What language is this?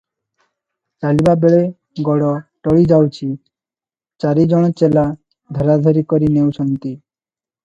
Odia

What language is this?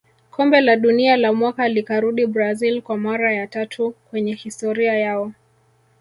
Swahili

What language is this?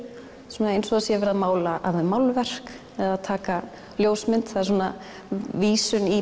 Icelandic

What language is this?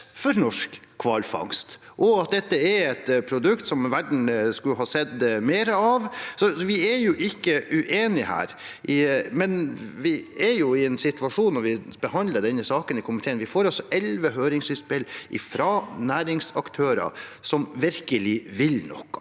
Norwegian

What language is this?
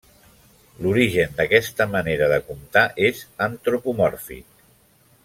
Catalan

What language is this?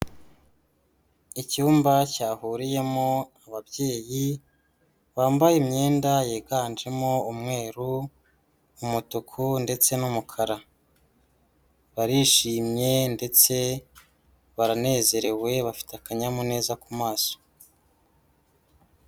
Kinyarwanda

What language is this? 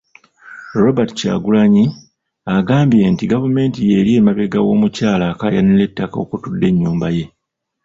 Ganda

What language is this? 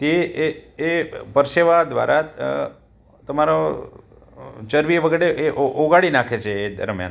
Gujarati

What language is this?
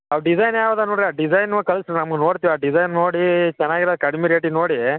Kannada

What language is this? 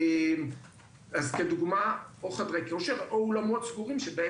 Hebrew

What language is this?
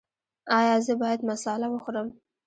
Pashto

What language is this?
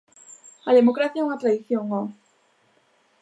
Galician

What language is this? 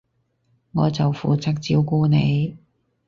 Cantonese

